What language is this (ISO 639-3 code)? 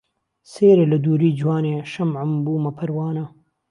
ckb